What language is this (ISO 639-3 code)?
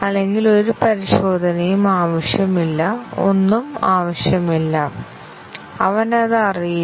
mal